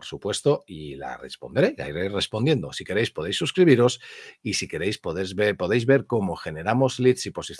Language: Spanish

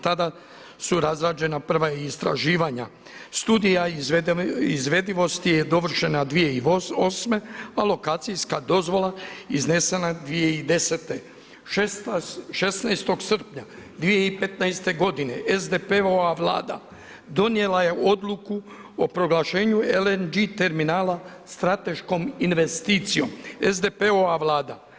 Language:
Croatian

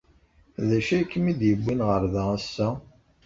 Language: Kabyle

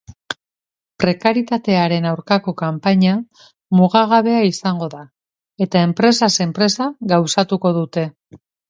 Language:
Basque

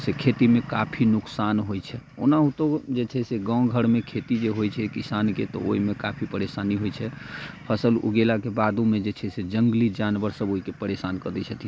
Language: Maithili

